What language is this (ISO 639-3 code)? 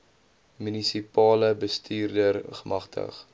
afr